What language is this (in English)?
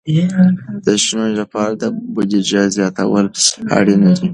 Pashto